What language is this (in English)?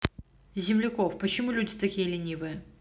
Russian